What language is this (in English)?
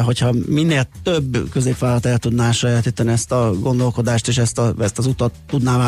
Hungarian